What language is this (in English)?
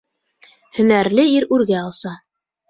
Bashkir